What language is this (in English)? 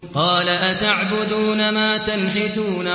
Arabic